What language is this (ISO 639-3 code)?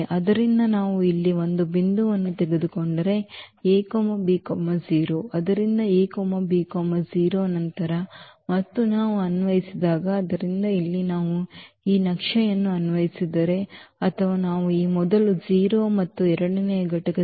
kan